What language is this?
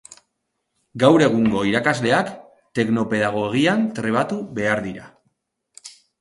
Basque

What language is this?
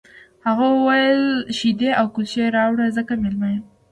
Pashto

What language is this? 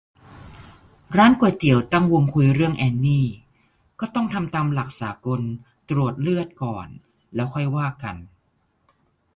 Thai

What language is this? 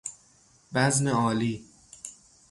Persian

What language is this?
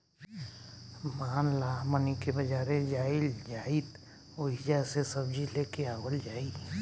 Bhojpuri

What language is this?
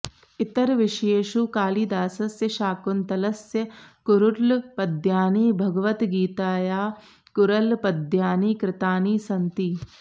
Sanskrit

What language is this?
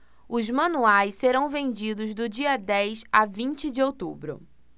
Portuguese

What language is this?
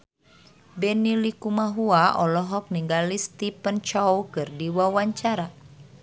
Sundanese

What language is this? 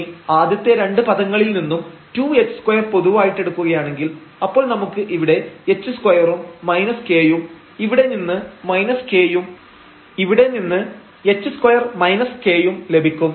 Malayalam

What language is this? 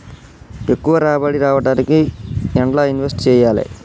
Telugu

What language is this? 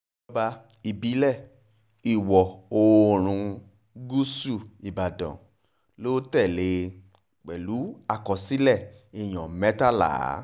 Yoruba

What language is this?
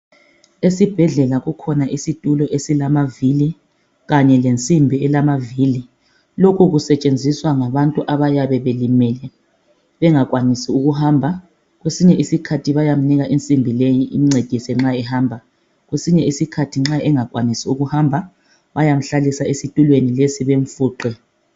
North Ndebele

